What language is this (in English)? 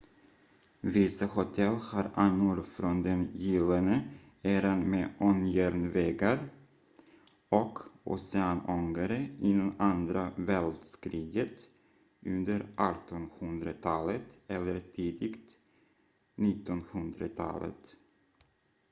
Swedish